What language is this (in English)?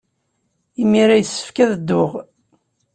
Kabyle